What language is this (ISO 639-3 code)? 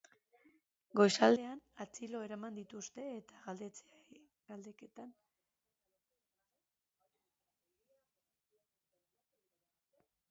eus